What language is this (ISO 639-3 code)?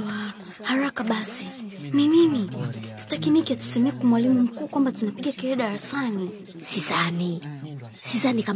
swa